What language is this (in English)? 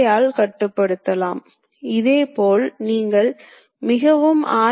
Tamil